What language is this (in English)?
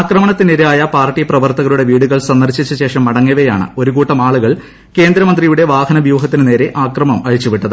Malayalam